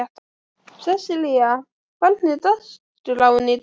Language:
Icelandic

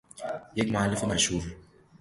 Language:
Persian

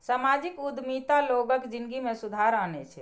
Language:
Maithili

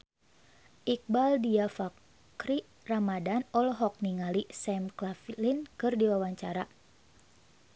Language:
Sundanese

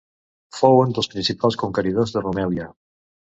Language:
Catalan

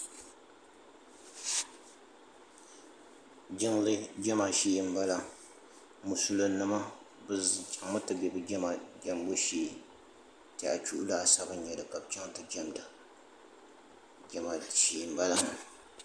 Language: Dagbani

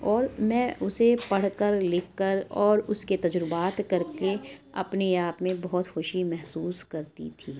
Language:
Urdu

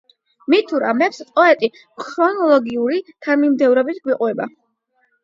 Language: Georgian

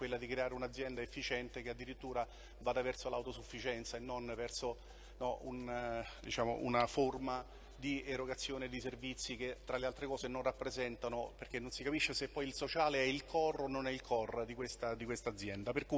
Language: Italian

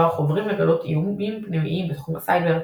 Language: Hebrew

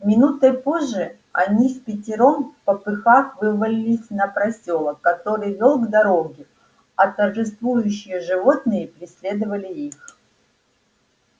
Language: Russian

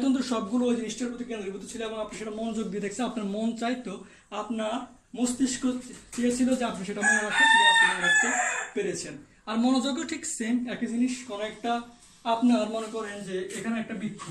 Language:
Turkish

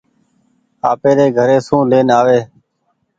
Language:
Goaria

